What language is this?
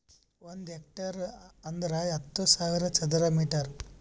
Kannada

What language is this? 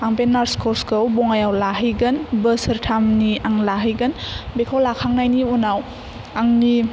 Bodo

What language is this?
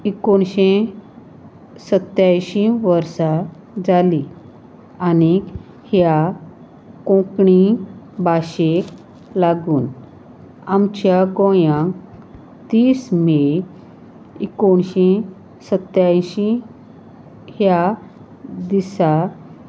Konkani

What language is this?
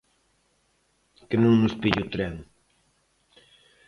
Galician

